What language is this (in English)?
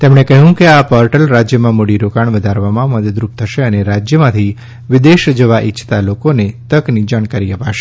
Gujarati